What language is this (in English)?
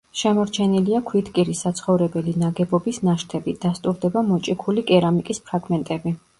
Georgian